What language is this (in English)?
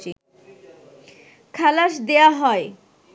Bangla